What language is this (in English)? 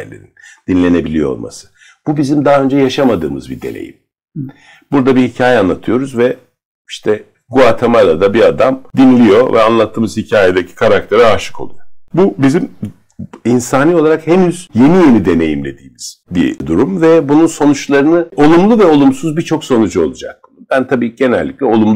Turkish